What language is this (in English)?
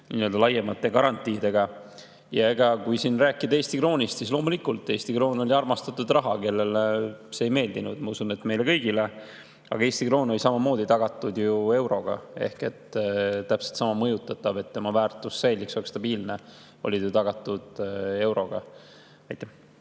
Estonian